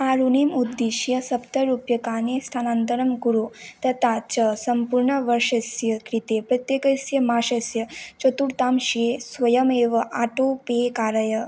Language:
Sanskrit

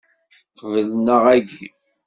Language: Kabyle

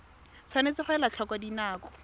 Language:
Tswana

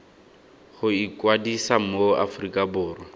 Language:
Tswana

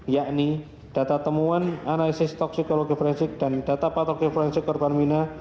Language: Indonesian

